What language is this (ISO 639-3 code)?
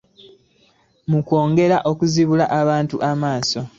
lug